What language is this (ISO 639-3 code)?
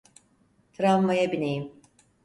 tur